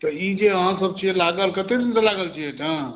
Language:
Maithili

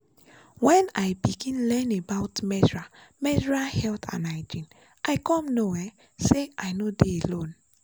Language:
Nigerian Pidgin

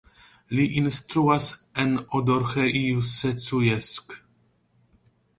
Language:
Esperanto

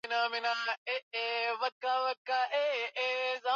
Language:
Swahili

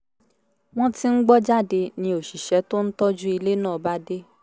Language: Yoruba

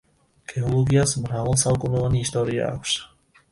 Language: Georgian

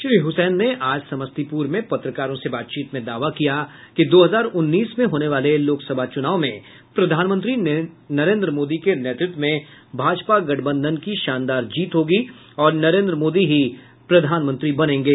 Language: Hindi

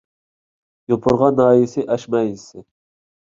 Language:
Uyghur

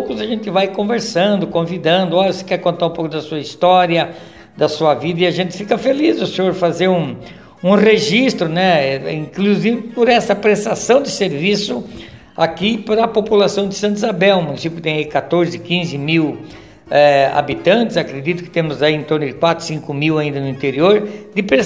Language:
Portuguese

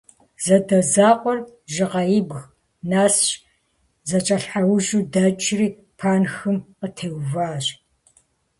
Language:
Kabardian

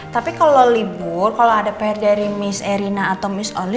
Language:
Indonesian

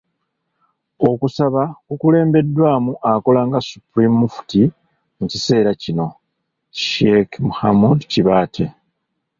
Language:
Ganda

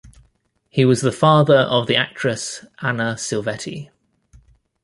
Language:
English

